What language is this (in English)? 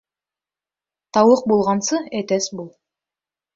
Bashkir